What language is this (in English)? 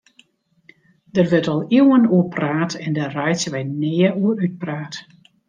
Western Frisian